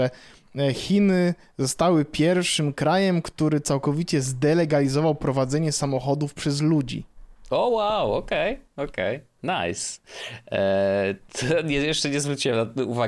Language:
Polish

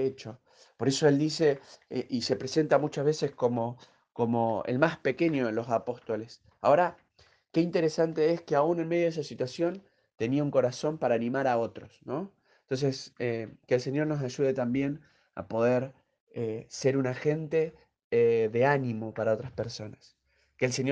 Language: Spanish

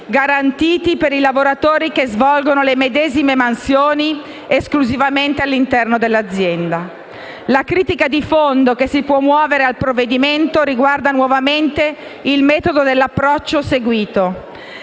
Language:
Italian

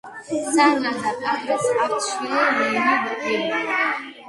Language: Georgian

